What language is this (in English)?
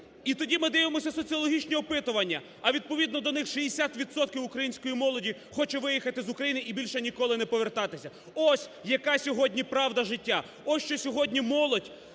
Ukrainian